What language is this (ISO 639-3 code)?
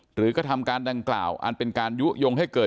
tha